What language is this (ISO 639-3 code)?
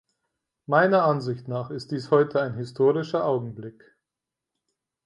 deu